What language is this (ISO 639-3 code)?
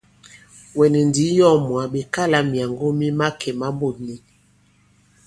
abb